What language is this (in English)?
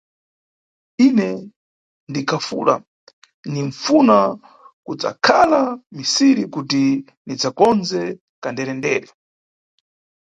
Nyungwe